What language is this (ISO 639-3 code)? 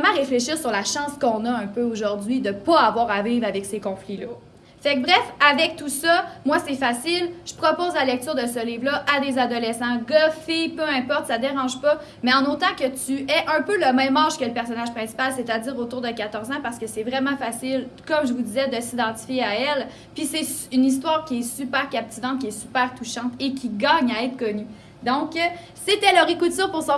fra